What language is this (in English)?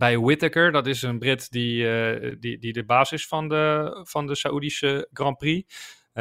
Dutch